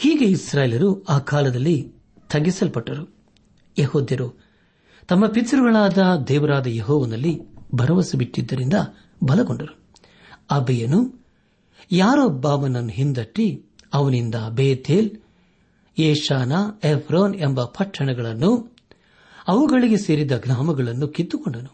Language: Kannada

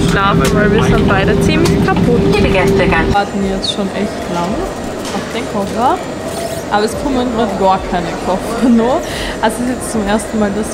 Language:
German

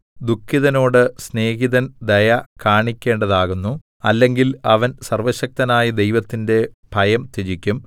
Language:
Malayalam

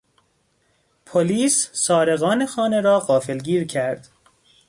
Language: Persian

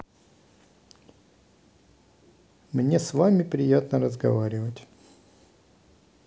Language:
Russian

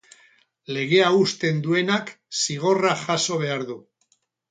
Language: Basque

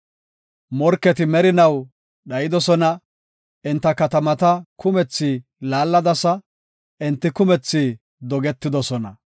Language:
Gofa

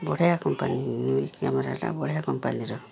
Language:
Odia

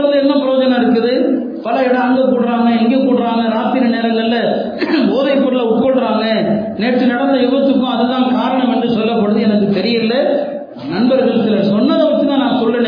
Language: Tamil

